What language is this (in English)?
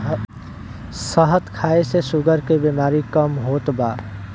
Bhojpuri